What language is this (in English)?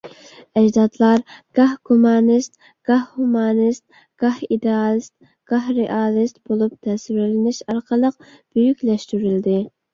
Uyghur